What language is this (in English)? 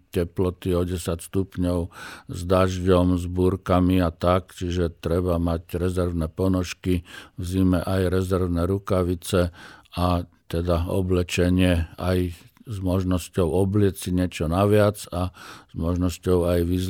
Slovak